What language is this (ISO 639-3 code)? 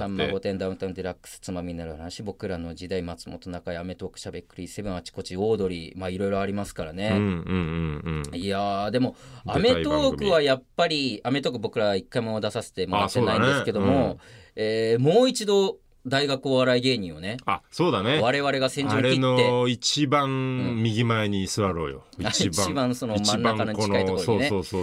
jpn